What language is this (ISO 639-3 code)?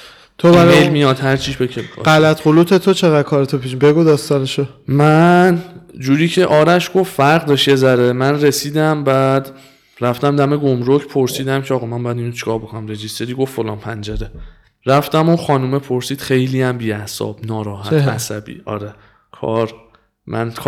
fas